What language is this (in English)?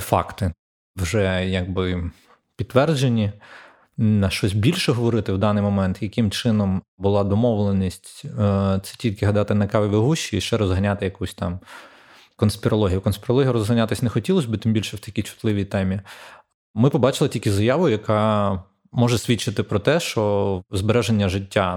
Ukrainian